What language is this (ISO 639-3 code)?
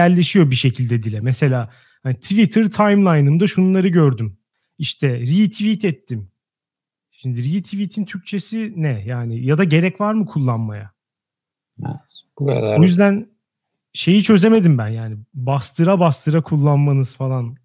tur